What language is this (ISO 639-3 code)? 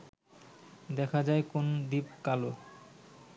ben